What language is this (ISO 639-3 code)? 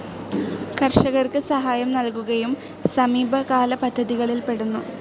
mal